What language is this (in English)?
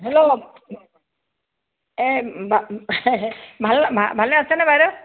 Assamese